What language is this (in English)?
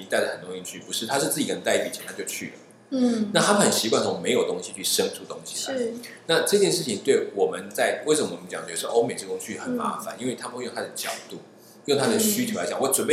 Chinese